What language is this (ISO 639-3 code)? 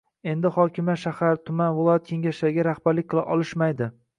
uzb